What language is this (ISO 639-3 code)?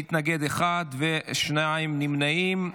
heb